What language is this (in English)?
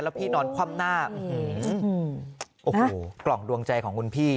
Thai